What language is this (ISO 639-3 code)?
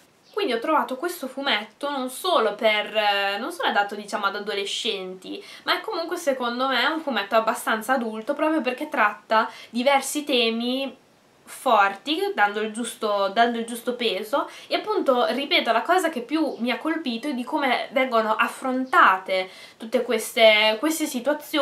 ita